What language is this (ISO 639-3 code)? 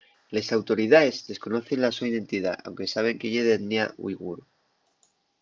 ast